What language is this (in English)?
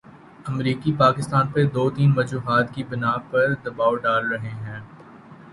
Urdu